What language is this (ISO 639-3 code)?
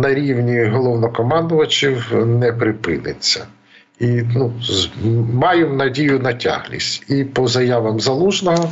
ukr